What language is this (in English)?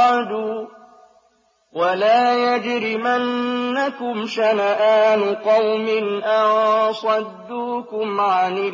Arabic